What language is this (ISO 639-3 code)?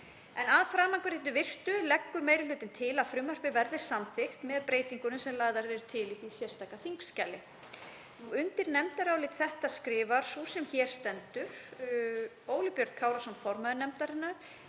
isl